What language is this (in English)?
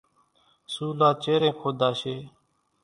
Kachi Koli